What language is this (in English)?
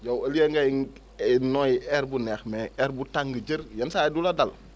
Wolof